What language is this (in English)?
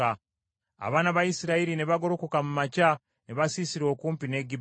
Ganda